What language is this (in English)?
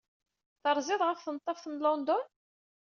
Kabyle